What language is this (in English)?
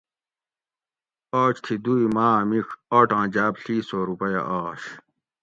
Gawri